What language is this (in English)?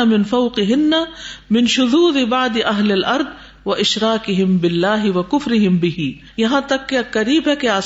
Urdu